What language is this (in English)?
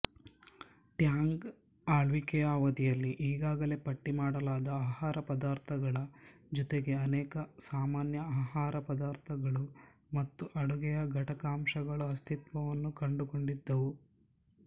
Kannada